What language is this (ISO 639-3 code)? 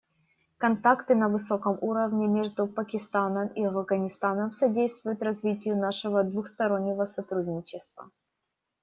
rus